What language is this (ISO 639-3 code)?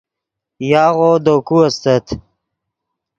ydg